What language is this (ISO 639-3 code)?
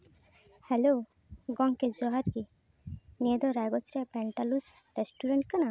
sat